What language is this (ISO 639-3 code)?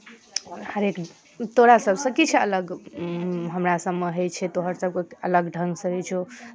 mai